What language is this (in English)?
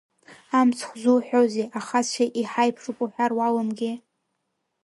Abkhazian